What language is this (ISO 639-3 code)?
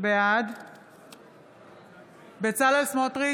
heb